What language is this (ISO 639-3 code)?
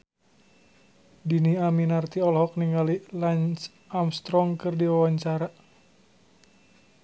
sun